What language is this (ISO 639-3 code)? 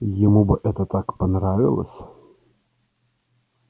rus